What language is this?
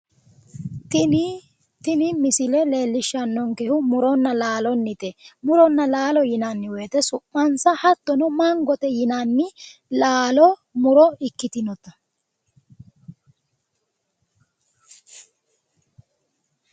Sidamo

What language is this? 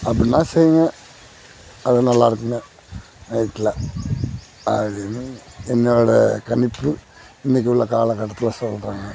Tamil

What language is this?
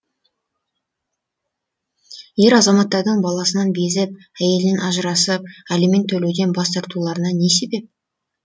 Kazakh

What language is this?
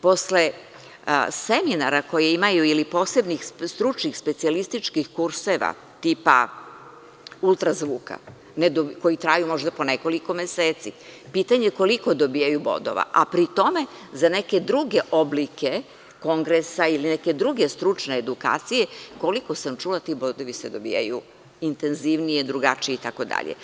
Serbian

